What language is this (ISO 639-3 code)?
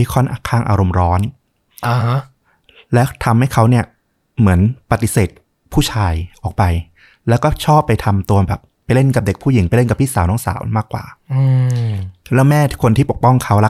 tha